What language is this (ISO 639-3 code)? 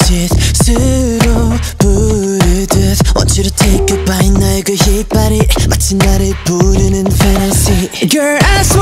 vie